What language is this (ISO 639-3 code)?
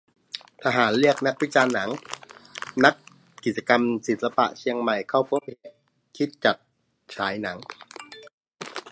tha